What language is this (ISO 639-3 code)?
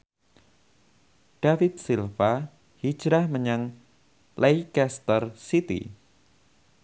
jav